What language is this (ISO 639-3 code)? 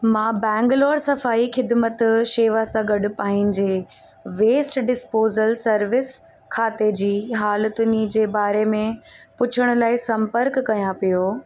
snd